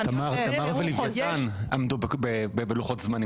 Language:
Hebrew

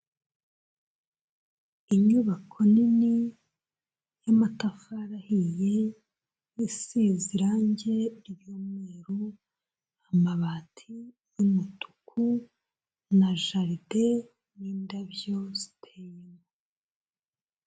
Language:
Kinyarwanda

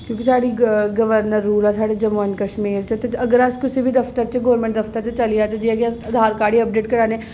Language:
Dogri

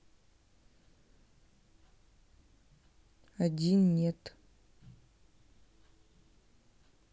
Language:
Russian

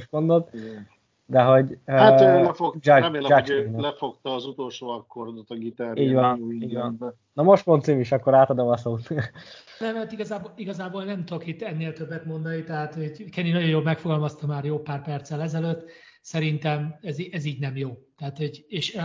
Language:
Hungarian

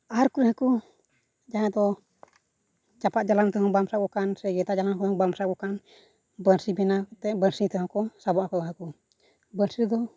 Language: Santali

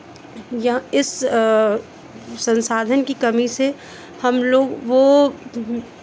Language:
Hindi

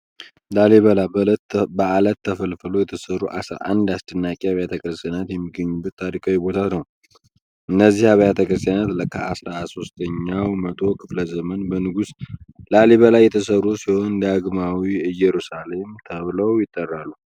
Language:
Amharic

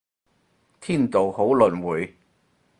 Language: Cantonese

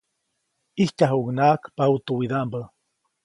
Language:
Copainalá Zoque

